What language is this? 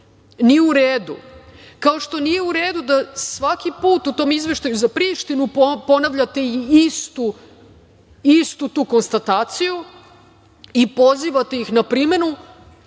Serbian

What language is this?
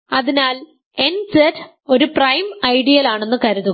Malayalam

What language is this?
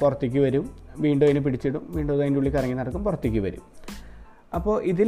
Malayalam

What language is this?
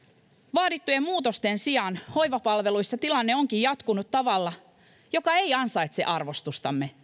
Finnish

